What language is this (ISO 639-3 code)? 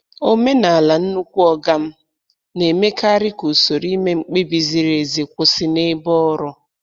ibo